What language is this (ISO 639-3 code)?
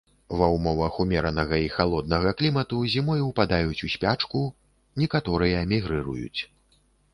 bel